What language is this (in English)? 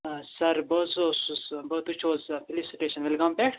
Kashmiri